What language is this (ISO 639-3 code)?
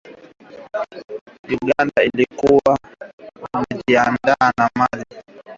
swa